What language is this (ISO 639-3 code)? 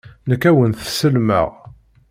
kab